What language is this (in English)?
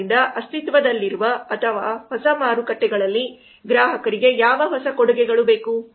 Kannada